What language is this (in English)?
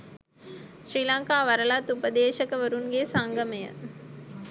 Sinhala